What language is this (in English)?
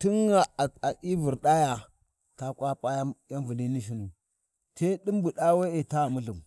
Warji